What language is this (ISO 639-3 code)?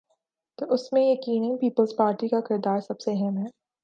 urd